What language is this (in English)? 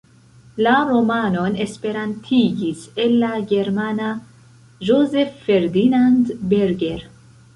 Esperanto